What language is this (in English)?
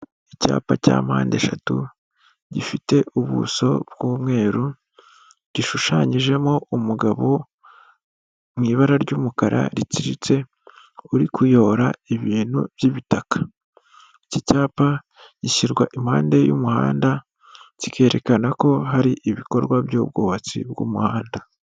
Kinyarwanda